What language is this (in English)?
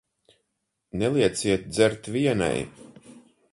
Latvian